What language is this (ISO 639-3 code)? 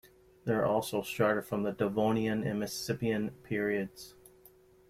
eng